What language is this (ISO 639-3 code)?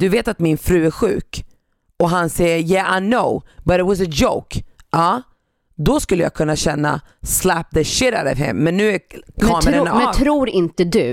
swe